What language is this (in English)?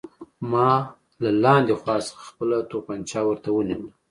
Pashto